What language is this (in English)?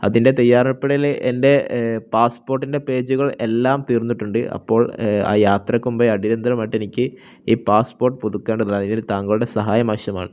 Malayalam